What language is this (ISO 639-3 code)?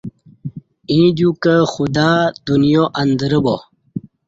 bsh